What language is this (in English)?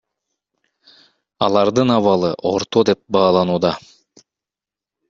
Kyrgyz